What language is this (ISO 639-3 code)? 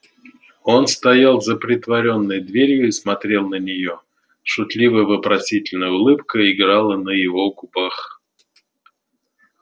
rus